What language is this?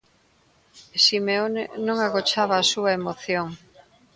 Galician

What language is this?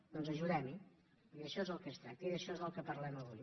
Catalan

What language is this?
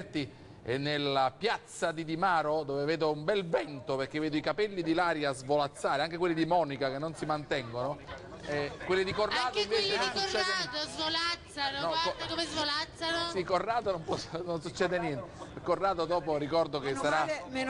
Italian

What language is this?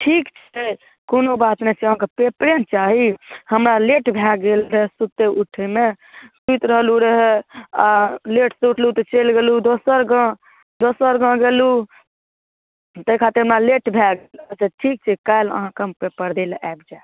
Maithili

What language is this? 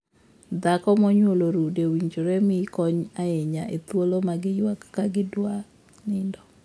Luo (Kenya and Tanzania)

